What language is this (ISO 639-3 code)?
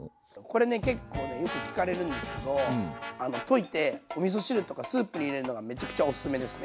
jpn